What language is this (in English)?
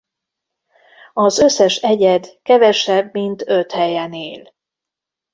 Hungarian